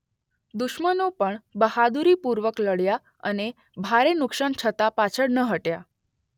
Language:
Gujarati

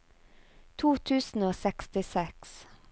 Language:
Norwegian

